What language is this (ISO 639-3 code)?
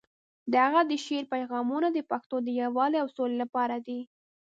pus